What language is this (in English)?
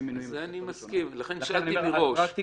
Hebrew